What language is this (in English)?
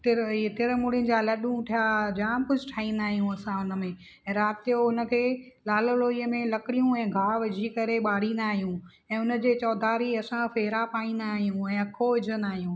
Sindhi